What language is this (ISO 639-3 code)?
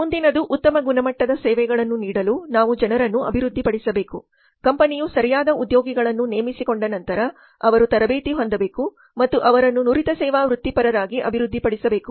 kan